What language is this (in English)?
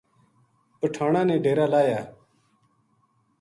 Gujari